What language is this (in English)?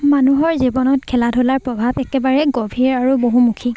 Assamese